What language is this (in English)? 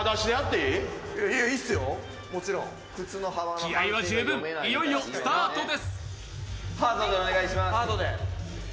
Japanese